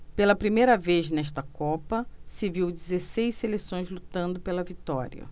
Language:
Portuguese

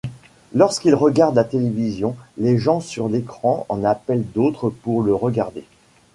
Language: French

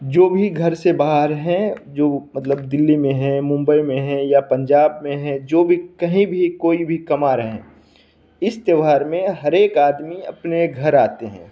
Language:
Hindi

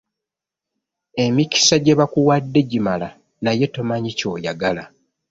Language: Ganda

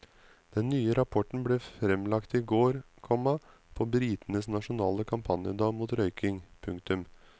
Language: Norwegian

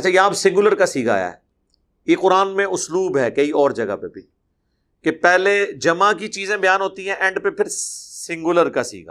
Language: Urdu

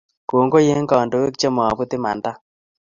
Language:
Kalenjin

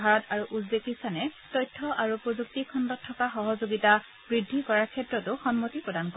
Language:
Assamese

